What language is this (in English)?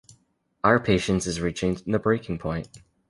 English